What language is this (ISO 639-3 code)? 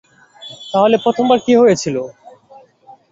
ben